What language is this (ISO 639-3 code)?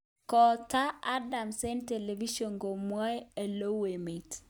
kln